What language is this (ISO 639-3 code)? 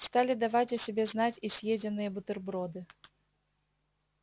rus